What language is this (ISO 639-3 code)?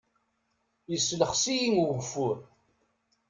kab